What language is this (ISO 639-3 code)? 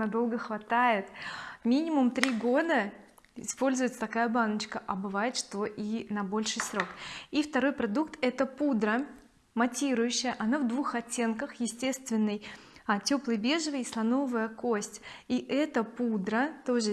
rus